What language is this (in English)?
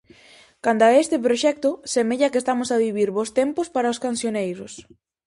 Galician